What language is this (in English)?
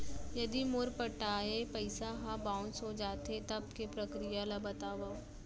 Chhattisgarhi